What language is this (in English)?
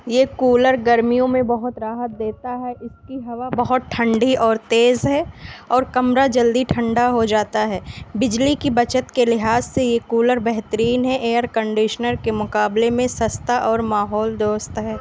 Urdu